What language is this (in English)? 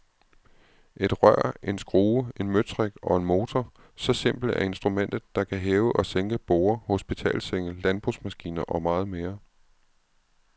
Danish